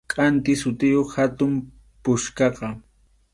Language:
Arequipa-La Unión Quechua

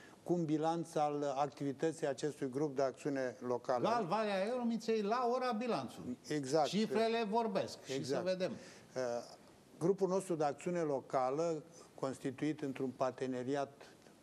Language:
Romanian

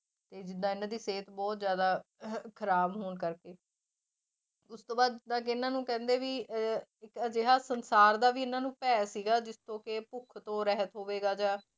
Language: Punjabi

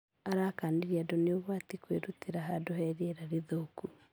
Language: Kikuyu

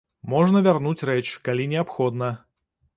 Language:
Belarusian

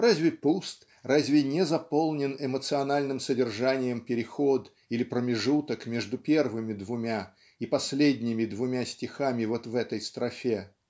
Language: Russian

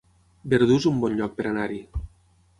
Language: Catalan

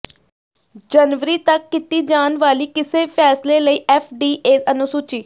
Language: Punjabi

